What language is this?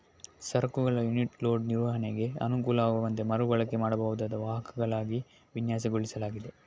Kannada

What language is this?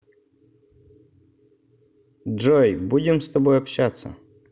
Russian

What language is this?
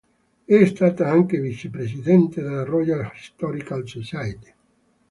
Italian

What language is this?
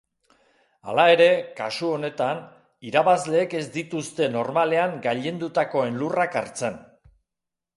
Basque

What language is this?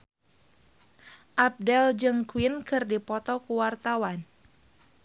Sundanese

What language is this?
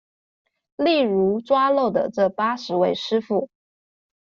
Chinese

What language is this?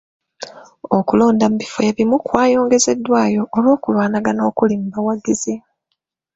Ganda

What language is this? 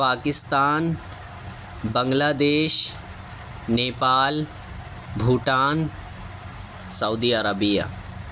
Urdu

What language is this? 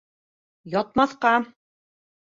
Bashkir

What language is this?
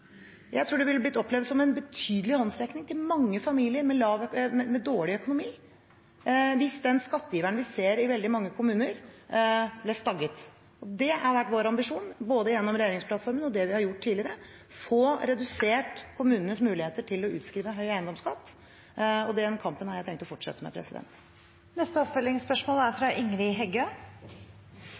Norwegian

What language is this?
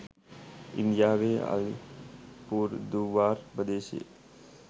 Sinhala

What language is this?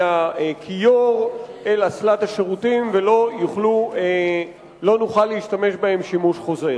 Hebrew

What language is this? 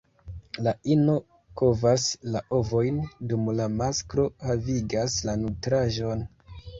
Esperanto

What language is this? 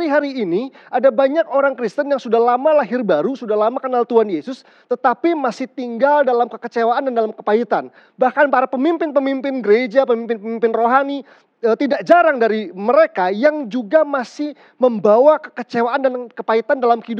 Indonesian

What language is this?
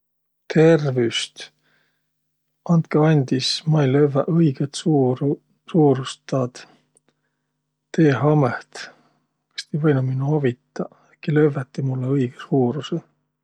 Võro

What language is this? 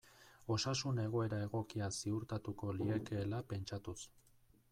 Basque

